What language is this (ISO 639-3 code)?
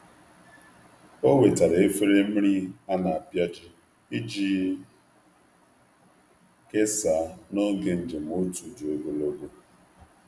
ibo